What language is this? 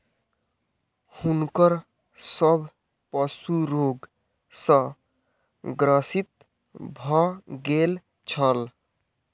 Maithili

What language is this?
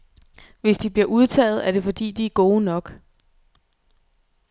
Danish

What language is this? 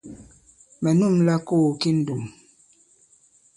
Bankon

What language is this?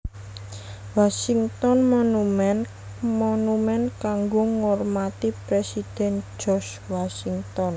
Javanese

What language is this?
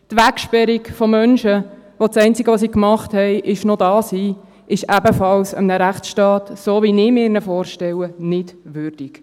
Swiss German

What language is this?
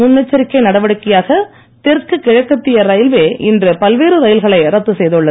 Tamil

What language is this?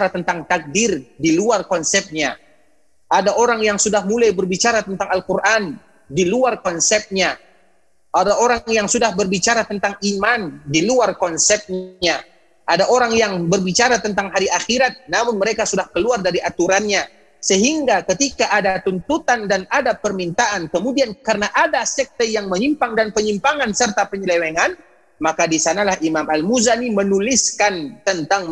Indonesian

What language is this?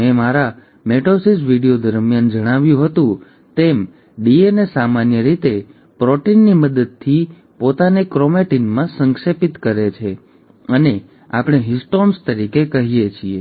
Gujarati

